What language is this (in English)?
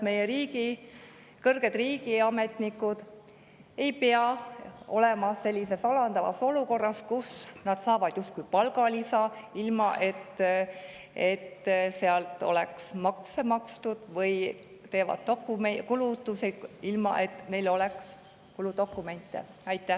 Estonian